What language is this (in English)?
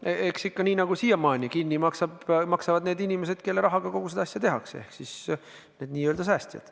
Estonian